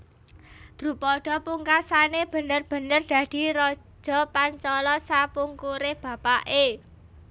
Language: Javanese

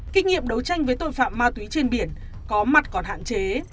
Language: Vietnamese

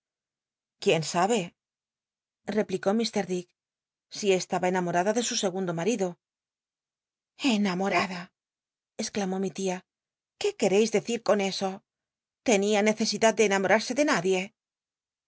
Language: Spanish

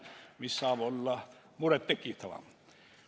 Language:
Estonian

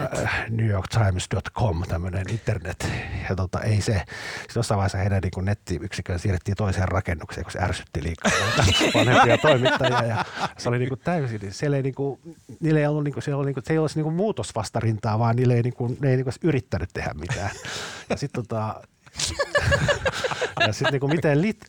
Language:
Finnish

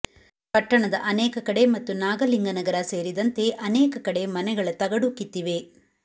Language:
Kannada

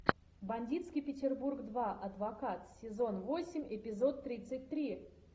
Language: Russian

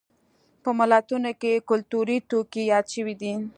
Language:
Pashto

